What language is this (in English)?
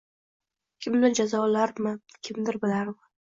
Uzbek